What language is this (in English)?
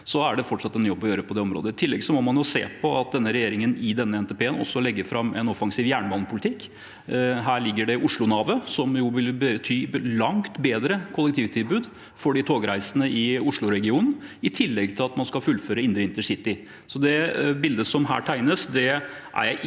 Norwegian